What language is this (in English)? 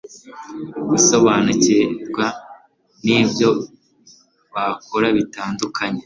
Kinyarwanda